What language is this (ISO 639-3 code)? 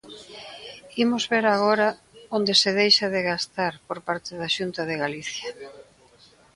glg